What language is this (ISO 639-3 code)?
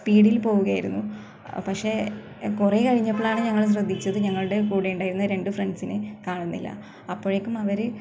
mal